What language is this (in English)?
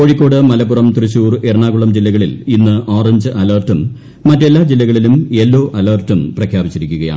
Malayalam